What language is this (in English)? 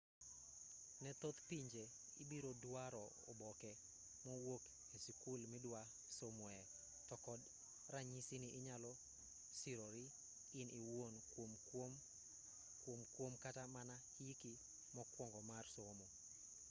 Luo (Kenya and Tanzania)